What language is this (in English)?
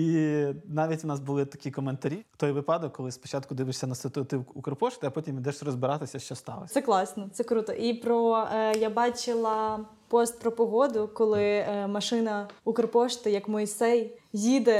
Ukrainian